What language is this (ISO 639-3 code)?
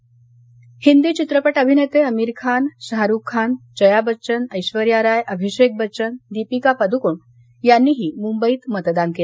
mar